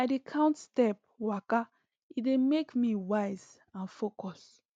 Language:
Nigerian Pidgin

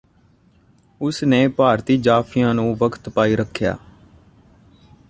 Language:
Punjabi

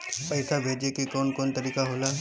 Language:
Bhojpuri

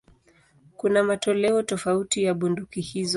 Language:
Swahili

